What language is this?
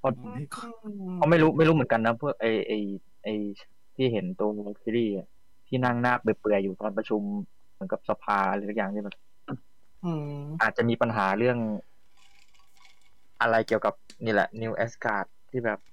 Thai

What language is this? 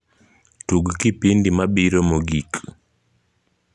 Luo (Kenya and Tanzania)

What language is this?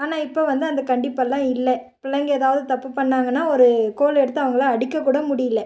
Tamil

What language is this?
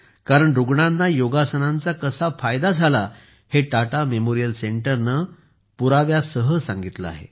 Marathi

